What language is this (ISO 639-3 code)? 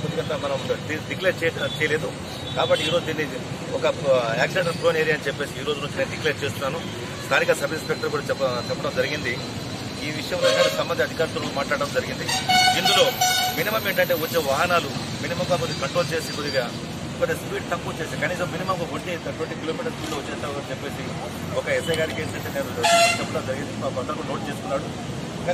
ron